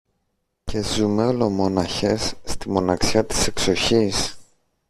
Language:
Greek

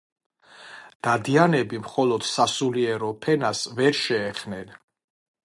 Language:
Georgian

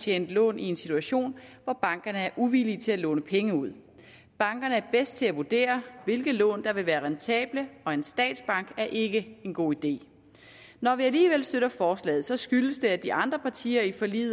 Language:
Danish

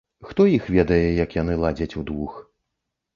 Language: Belarusian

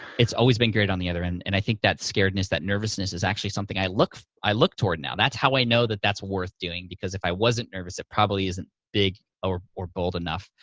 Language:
English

